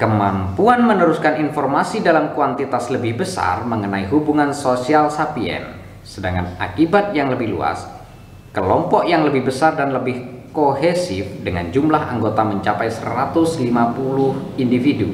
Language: Indonesian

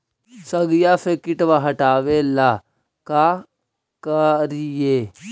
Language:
Magahi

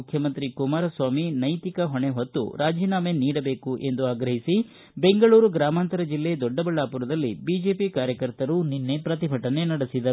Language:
Kannada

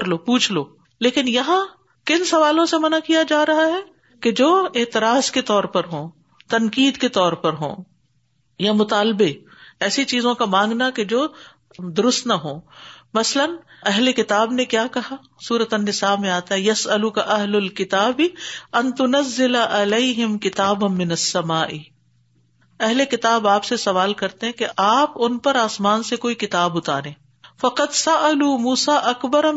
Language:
Urdu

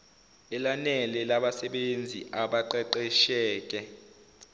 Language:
Zulu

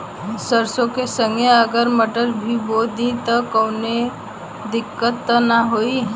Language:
Bhojpuri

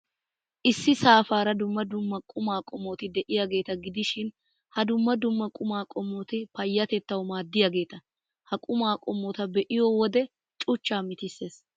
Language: Wolaytta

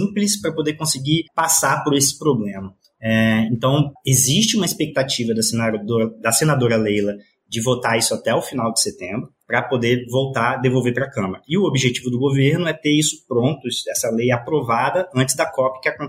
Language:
Portuguese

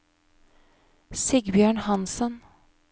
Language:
Norwegian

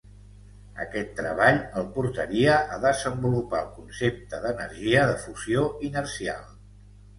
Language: Catalan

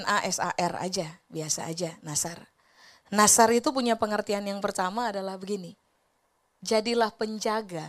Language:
Indonesian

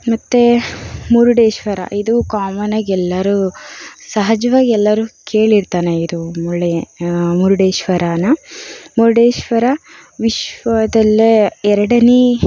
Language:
Kannada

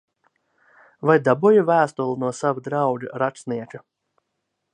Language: Latvian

